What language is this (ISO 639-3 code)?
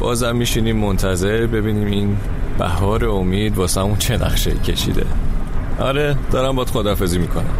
fas